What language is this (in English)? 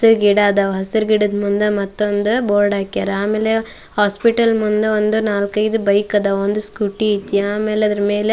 Kannada